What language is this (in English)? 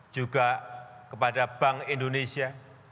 Indonesian